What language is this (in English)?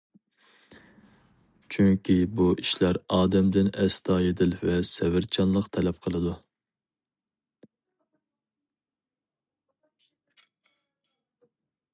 Uyghur